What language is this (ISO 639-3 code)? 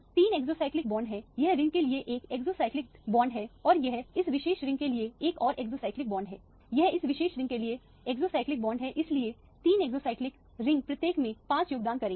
hin